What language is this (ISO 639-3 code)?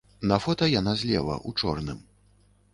bel